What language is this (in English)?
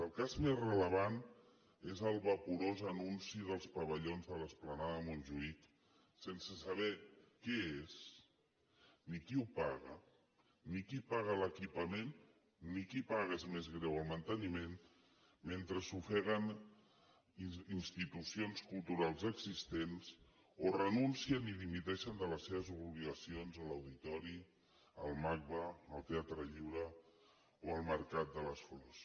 Catalan